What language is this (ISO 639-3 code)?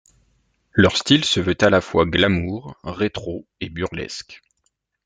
fra